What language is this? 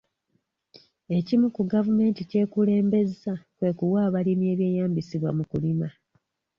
Ganda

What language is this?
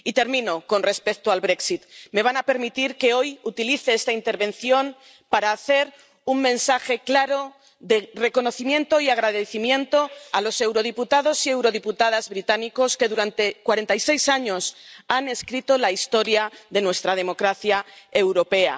Spanish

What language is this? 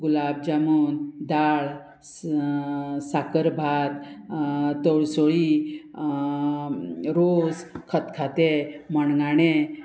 Konkani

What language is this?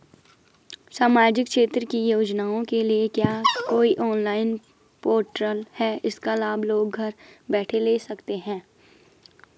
Hindi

